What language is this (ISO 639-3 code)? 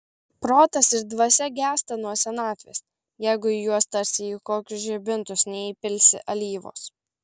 lit